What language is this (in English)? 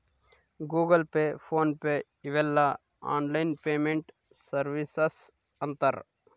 Kannada